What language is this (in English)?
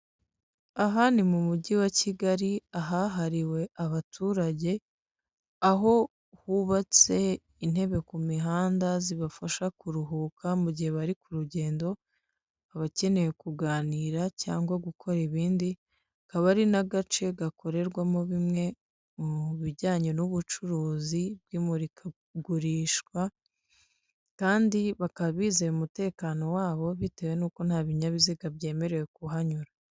Kinyarwanda